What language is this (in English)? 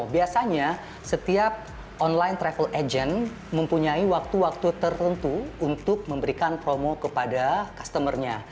Indonesian